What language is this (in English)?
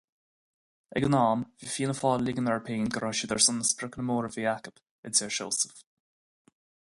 Irish